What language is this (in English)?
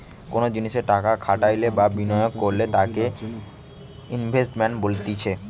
Bangla